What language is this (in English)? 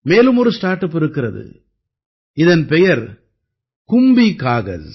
Tamil